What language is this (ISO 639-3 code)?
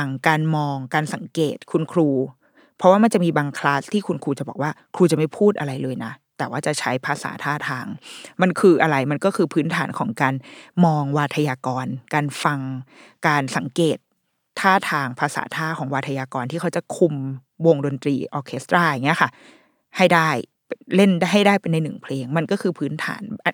tha